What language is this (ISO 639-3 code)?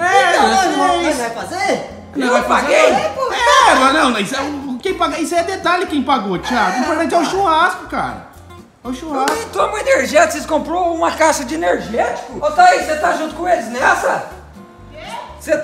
por